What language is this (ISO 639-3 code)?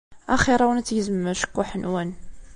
kab